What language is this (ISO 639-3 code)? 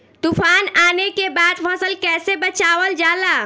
bho